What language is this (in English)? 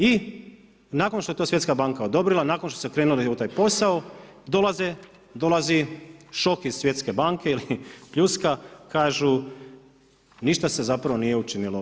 Croatian